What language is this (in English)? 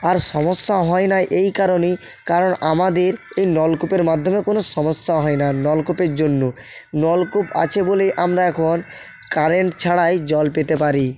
Bangla